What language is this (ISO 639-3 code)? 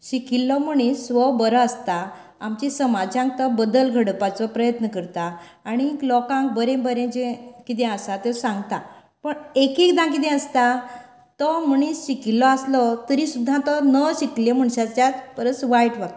kok